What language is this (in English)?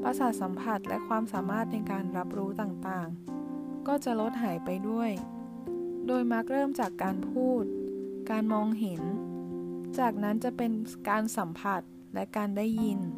Thai